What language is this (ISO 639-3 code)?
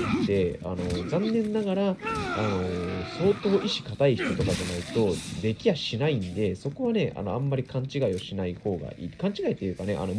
jpn